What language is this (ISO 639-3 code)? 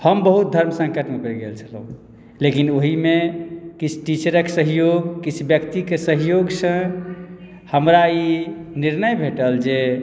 mai